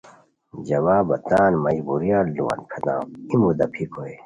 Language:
Khowar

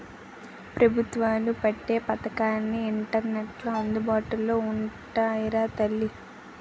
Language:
Telugu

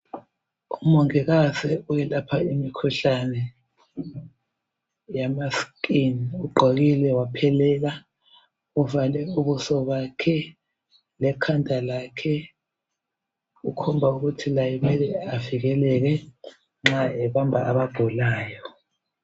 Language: North Ndebele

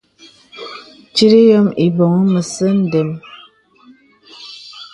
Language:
Bebele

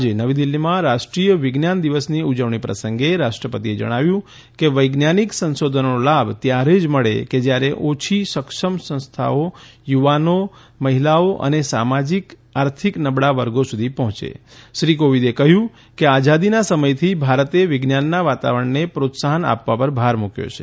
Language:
Gujarati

